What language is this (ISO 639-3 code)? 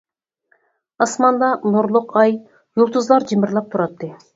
uig